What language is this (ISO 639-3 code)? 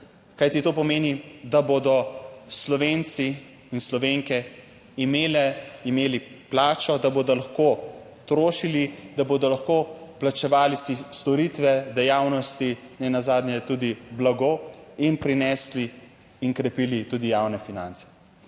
slv